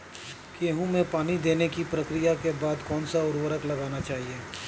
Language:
Hindi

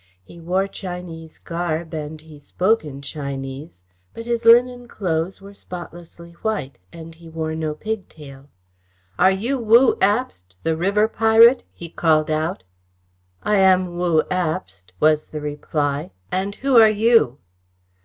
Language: English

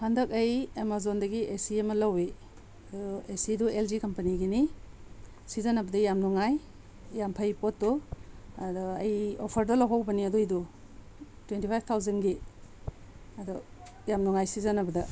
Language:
Manipuri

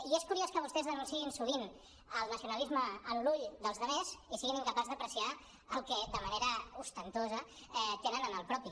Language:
Catalan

